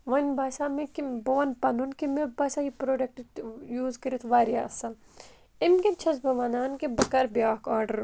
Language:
Kashmiri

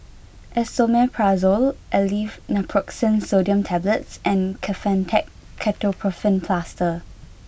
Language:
English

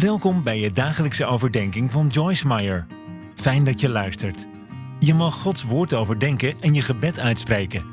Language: Dutch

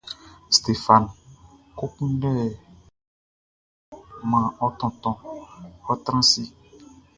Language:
Baoulé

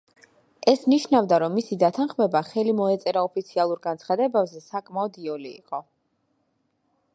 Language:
Georgian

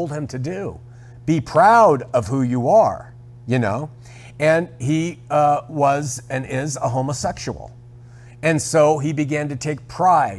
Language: English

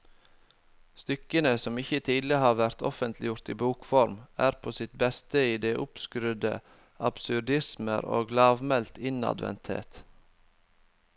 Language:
Norwegian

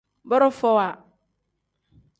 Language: Tem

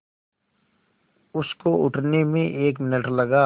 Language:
Hindi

